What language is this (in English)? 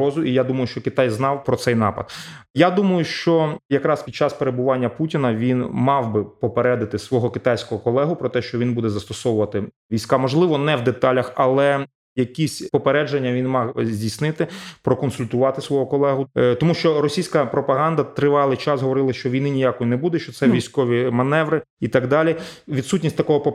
Ukrainian